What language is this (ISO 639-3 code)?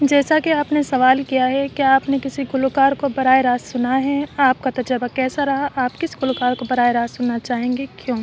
urd